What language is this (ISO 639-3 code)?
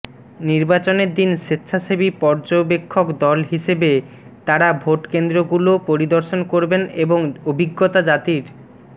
ben